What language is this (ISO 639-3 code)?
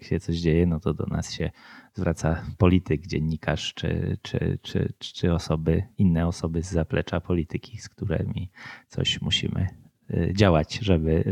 pol